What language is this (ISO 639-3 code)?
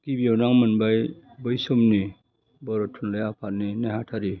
brx